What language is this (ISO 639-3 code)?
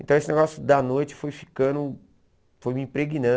por